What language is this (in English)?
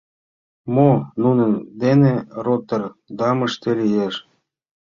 Mari